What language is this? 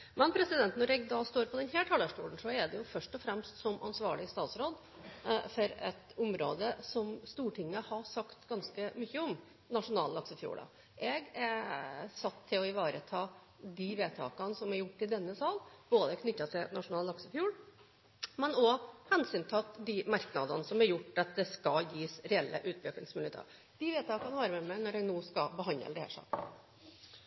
Norwegian Bokmål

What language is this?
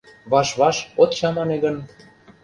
Mari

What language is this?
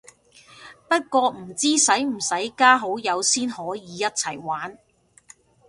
Cantonese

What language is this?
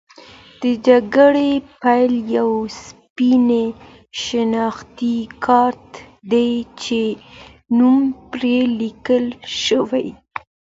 Pashto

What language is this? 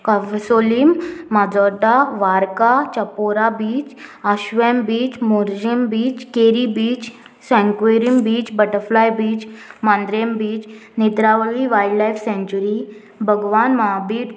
Konkani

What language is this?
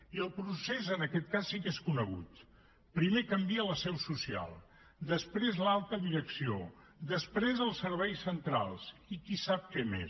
Catalan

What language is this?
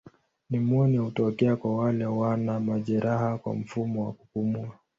Swahili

